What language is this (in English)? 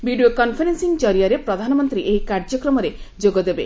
Odia